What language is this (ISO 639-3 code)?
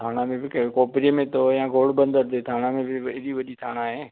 snd